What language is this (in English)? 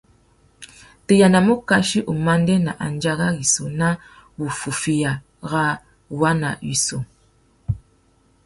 Tuki